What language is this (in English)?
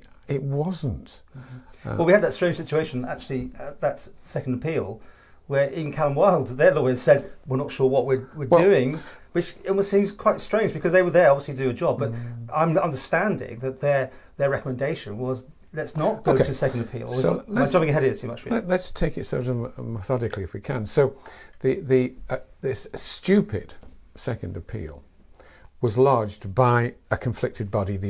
English